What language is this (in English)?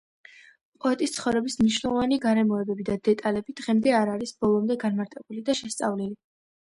Georgian